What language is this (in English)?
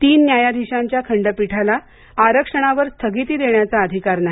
Marathi